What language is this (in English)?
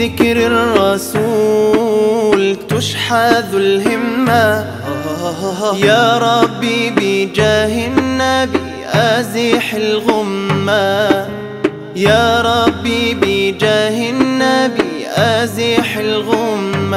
Arabic